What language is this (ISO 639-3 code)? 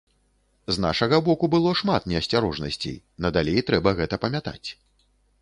bel